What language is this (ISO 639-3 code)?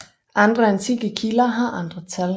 dan